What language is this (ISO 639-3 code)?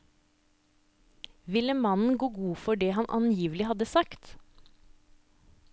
nor